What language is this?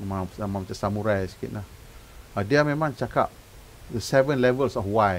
Malay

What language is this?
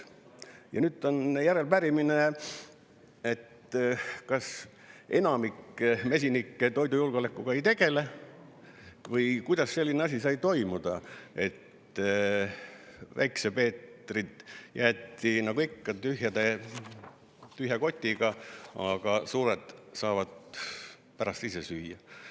Estonian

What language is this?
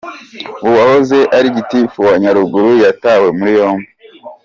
Kinyarwanda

